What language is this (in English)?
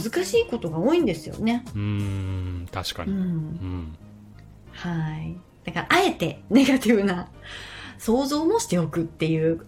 Japanese